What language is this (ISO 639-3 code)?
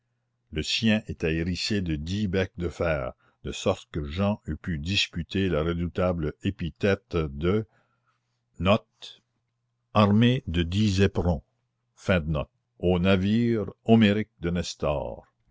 fra